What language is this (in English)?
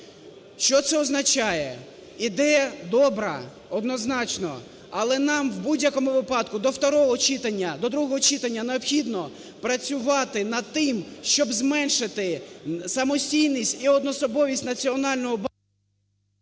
Ukrainian